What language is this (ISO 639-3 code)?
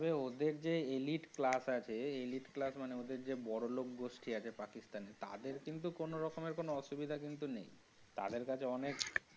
ben